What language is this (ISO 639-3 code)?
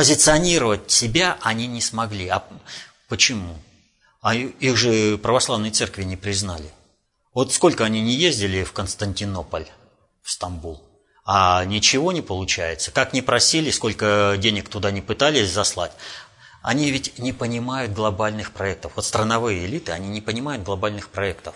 rus